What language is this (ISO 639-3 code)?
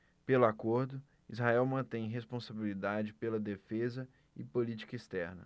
por